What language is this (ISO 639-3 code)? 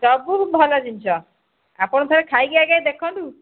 ori